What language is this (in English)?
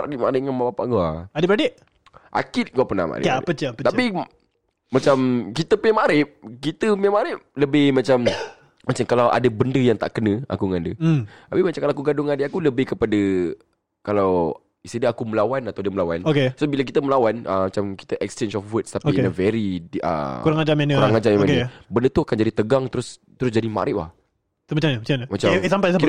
Malay